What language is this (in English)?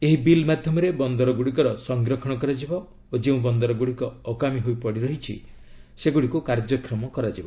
Odia